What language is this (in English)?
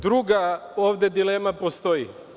Serbian